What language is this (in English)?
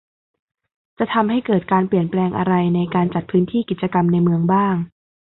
Thai